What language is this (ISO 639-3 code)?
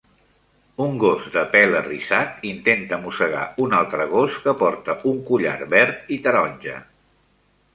cat